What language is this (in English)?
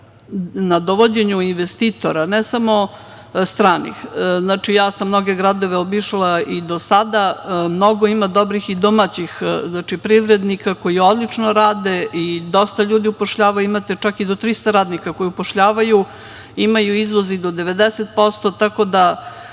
Serbian